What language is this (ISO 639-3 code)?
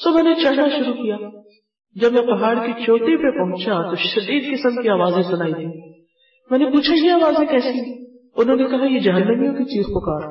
urd